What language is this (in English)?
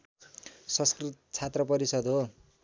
Nepali